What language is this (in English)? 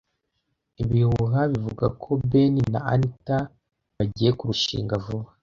Kinyarwanda